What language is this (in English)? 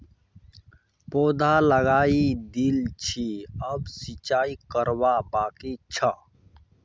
Magahi